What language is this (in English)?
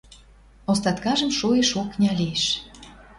Western Mari